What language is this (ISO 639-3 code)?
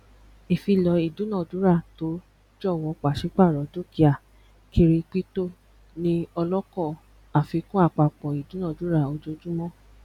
yor